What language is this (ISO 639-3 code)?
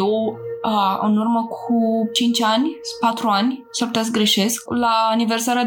ron